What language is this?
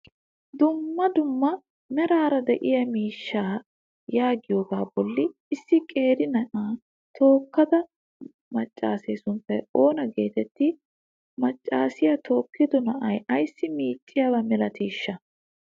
Wolaytta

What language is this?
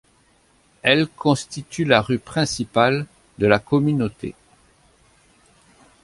French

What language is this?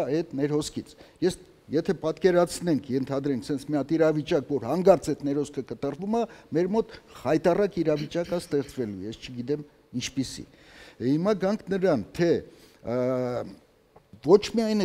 German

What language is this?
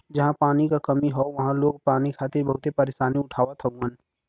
Bhojpuri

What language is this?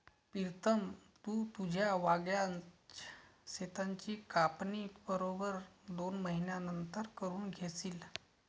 Marathi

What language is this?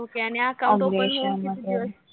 Marathi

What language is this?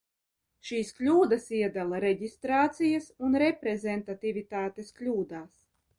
Latvian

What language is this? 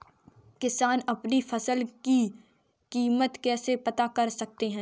Hindi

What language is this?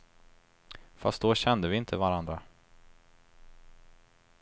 Swedish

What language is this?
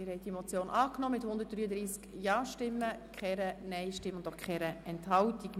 Swiss German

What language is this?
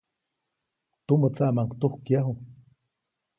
Copainalá Zoque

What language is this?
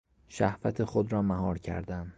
Persian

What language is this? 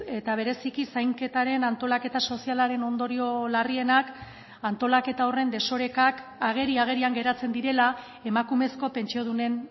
Basque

